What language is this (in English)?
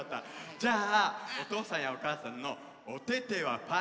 Japanese